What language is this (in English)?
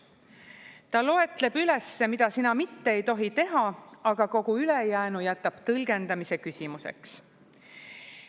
Estonian